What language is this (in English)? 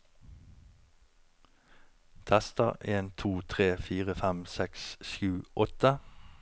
Norwegian